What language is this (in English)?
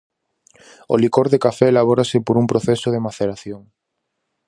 Galician